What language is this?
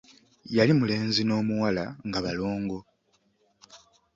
Ganda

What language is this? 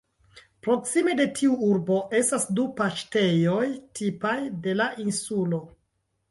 Esperanto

